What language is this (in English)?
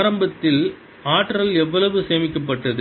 Tamil